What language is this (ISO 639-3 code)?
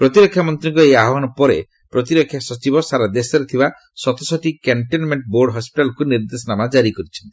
ori